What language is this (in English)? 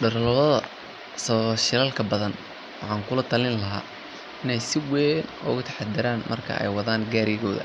Somali